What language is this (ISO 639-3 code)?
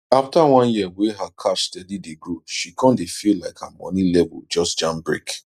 pcm